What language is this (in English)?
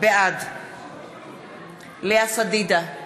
Hebrew